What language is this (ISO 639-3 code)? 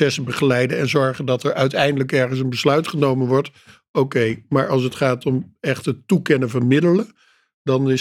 nld